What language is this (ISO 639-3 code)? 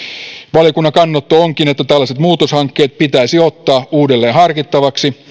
fin